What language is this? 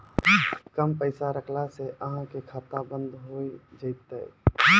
Maithili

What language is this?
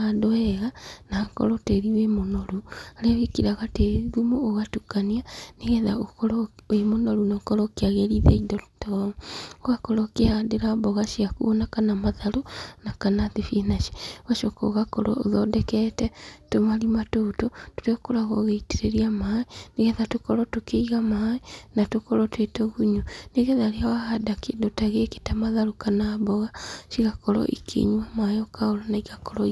Kikuyu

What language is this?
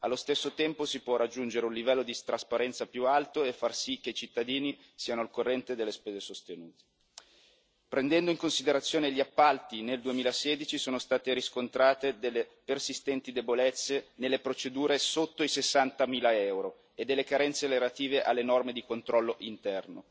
Italian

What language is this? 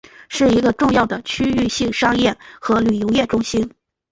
Chinese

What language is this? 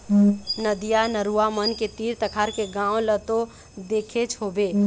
Chhattisgarhi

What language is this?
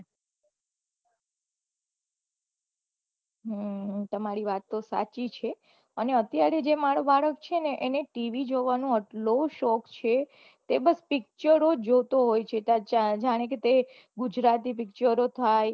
Gujarati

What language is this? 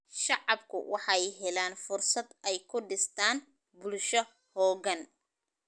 Somali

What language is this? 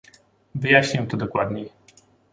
Polish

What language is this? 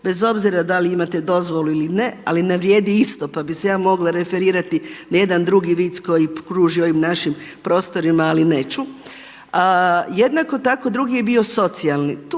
Croatian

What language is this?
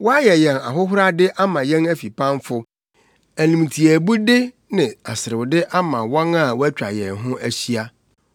Akan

